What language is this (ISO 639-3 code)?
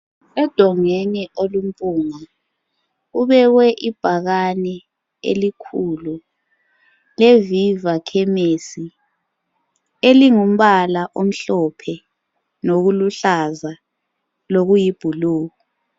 nde